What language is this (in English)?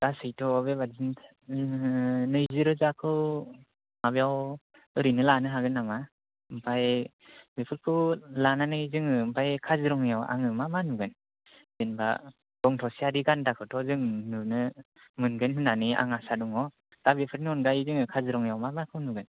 Bodo